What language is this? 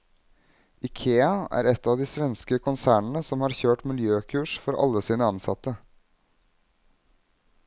Norwegian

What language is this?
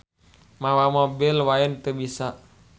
Sundanese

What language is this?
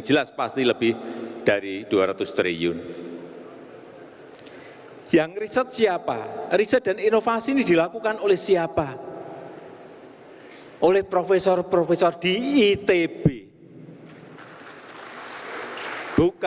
Indonesian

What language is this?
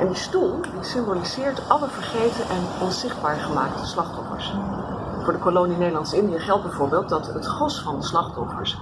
Dutch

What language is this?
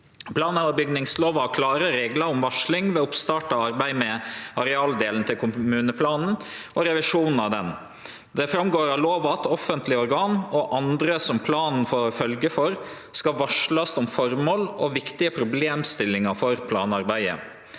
Norwegian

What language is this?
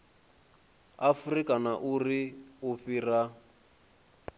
Venda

